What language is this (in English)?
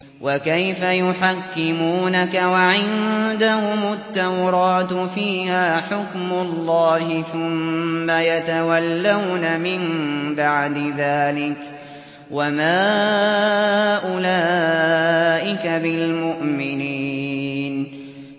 Arabic